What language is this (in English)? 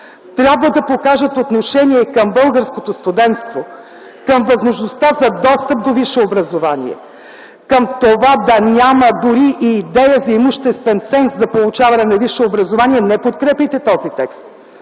Bulgarian